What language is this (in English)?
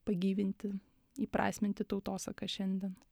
Lithuanian